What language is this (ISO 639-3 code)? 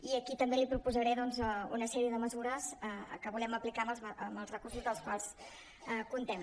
cat